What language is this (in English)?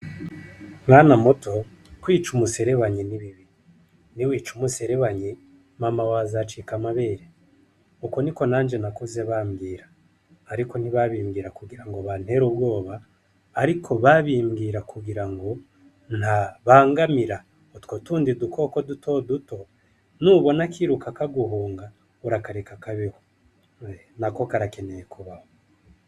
Rundi